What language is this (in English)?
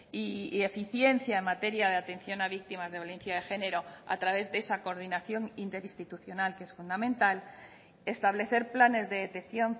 Spanish